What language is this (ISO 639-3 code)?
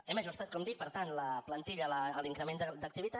cat